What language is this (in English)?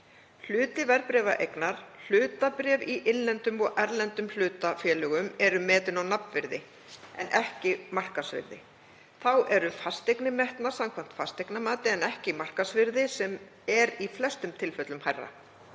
Icelandic